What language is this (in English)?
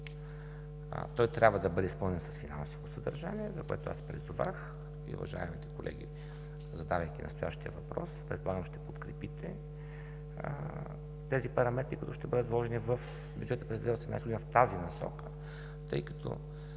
Bulgarian